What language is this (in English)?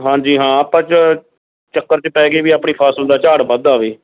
Punjabi